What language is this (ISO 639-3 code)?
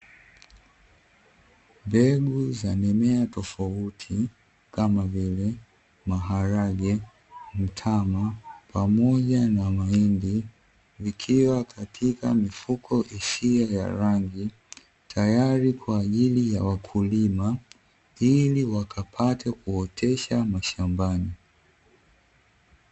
swa